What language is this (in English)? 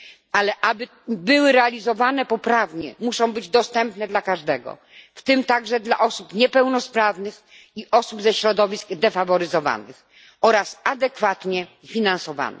Polish